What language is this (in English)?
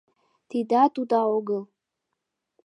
Mari